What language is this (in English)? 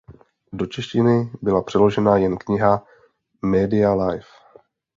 Czech